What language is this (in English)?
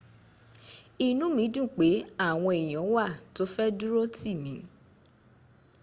Yoruba